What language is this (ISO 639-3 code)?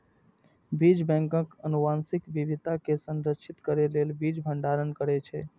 mai